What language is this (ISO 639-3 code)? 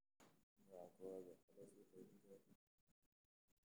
som